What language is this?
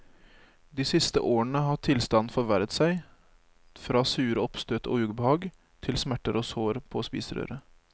Norwegian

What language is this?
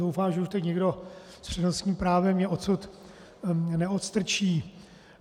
Czech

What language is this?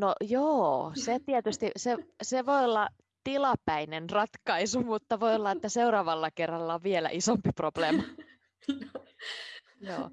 Finnish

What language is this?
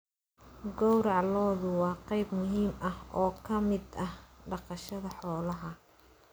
Somali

